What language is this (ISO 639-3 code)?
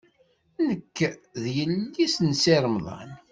kab